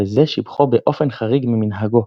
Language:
Hebrew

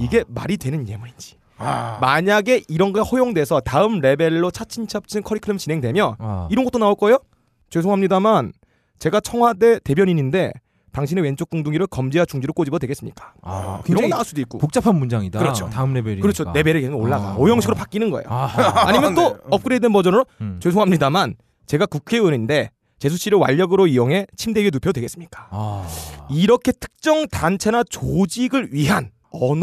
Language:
Korean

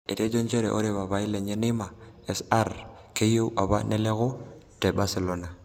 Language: Masai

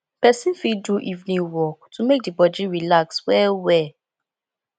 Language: Nigerian Pidgin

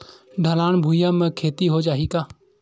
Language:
Chhattisgarhi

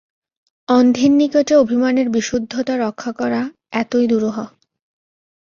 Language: Bangla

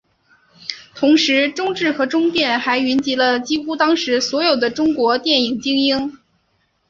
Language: Chinese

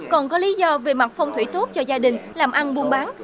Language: Vietnamese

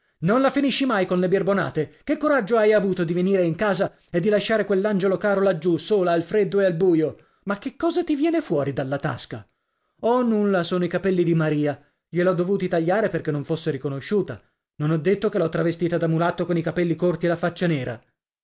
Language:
Italian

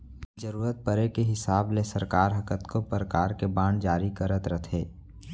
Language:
Chhattisgarhi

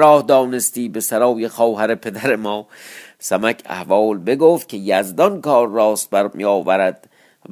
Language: Persian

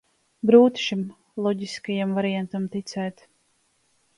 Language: Latvian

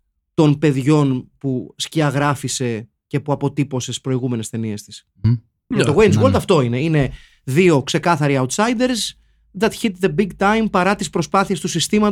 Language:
Greek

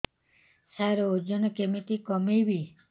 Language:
Odia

